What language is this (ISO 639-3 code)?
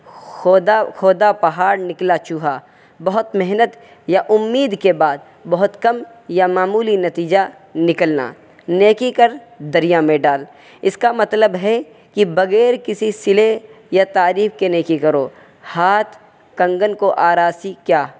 urd